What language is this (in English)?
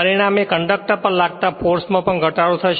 Gujarati